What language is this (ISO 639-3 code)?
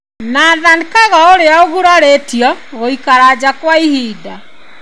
kik